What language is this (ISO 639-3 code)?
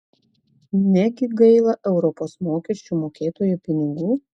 lit